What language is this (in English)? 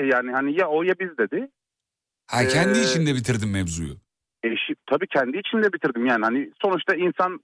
Turkish